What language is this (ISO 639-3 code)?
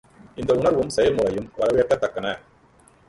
tam